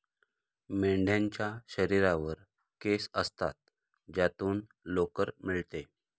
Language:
Marathi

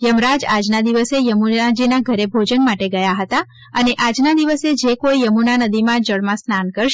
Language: Gujarati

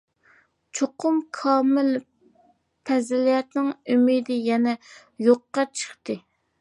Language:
Uyghur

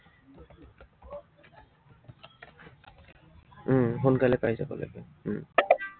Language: Assamese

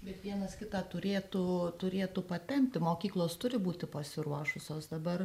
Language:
Lithuanian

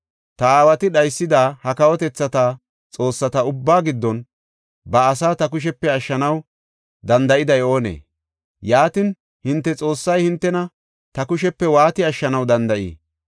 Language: Gofa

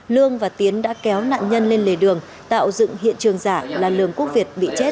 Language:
Vietnamese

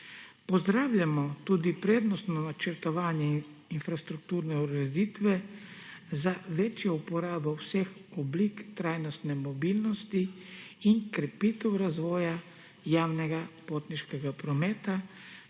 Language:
Slovenian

